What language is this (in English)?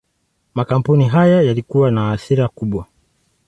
Swahili